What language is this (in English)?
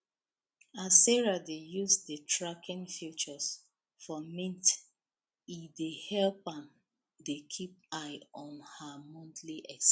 Nigerian Pidgin